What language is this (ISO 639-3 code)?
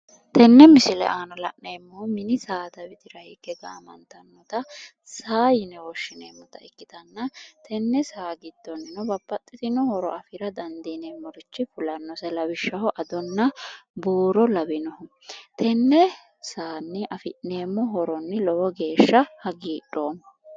sid